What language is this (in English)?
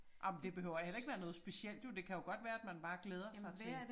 Danish